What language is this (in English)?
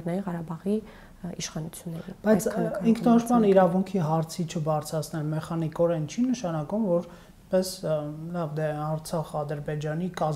Romanian